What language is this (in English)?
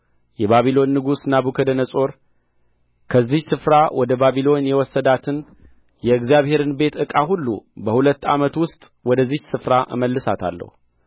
Amharic